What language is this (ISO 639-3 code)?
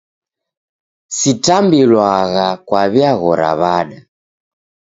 dav